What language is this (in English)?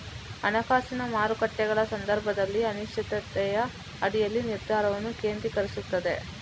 Kannada